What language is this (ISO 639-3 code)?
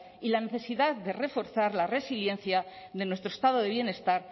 spa